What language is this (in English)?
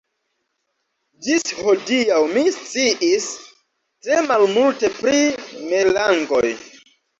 Esperanto